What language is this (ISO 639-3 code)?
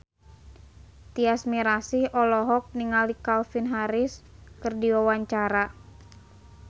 sun